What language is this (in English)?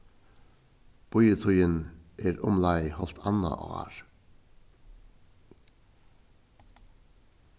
Faroese